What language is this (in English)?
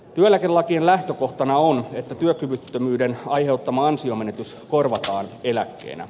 Finnish